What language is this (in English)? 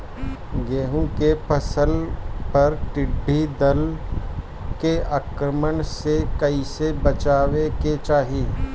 Bhojpuri